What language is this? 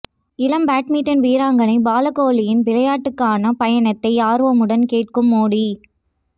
Tamil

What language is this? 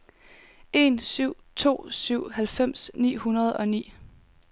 Danish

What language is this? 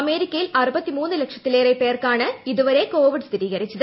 Malayalam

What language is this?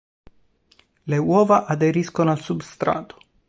Italian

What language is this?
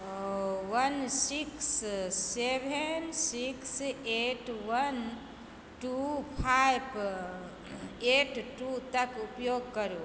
Maithili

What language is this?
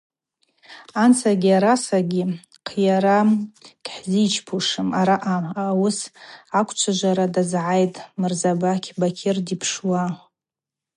Abaza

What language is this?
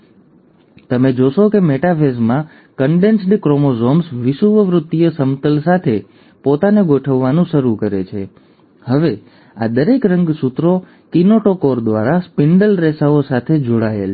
Gujarati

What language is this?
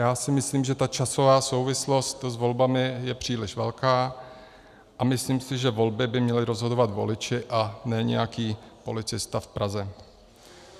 Czech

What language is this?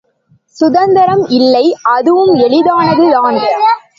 Tamil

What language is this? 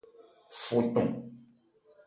Ebrié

